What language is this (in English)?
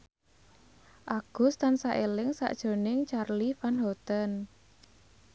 Javanese